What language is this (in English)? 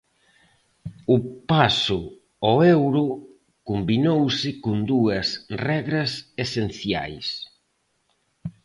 Galician